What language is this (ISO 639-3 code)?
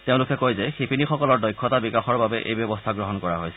asm